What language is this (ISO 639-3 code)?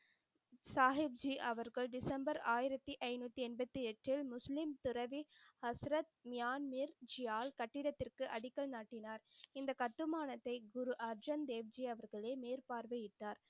tam